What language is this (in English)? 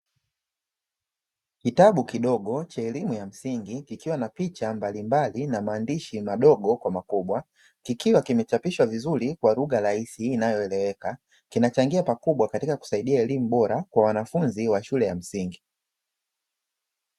Swahili